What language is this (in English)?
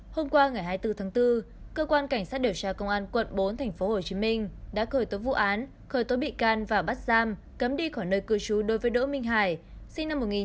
Vietnamese